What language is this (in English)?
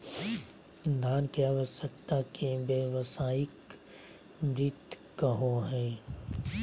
Magahi